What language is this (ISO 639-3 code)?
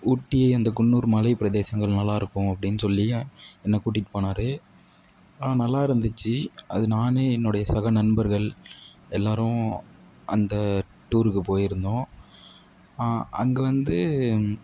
tam